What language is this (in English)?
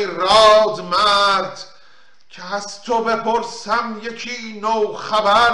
Persian